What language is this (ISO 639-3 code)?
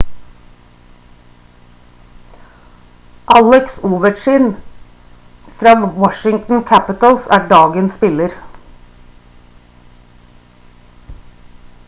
nob